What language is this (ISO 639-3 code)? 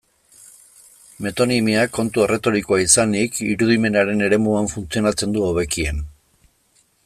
eus